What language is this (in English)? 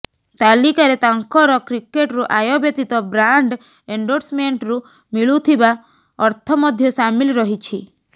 Odia